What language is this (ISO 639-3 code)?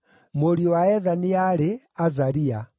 kik